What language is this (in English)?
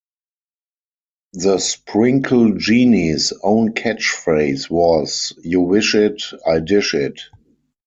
English